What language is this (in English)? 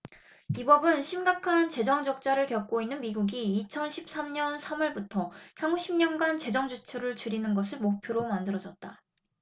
Korean